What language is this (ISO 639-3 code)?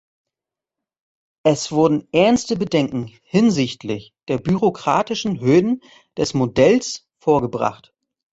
deu